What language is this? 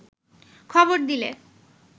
Bangla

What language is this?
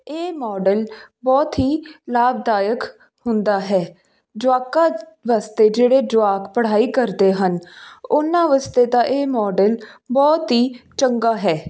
Punjabi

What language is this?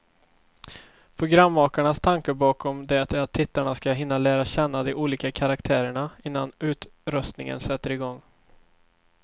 Swedish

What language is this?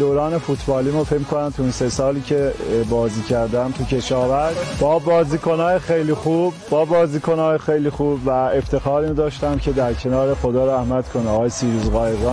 Persian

